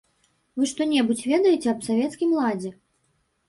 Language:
Belarusian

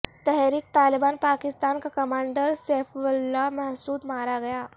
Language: Urdu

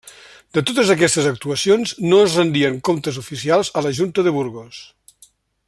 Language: Catalan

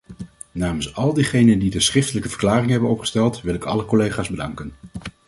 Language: Dutch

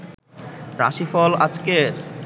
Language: Bangla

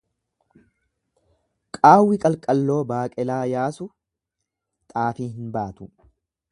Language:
Oromo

